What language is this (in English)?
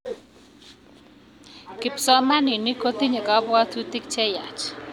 Kalenjin